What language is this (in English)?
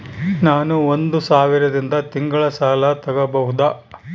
Kannada